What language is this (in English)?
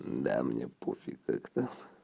Russian